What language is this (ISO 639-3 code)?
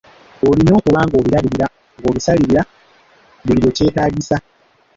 lug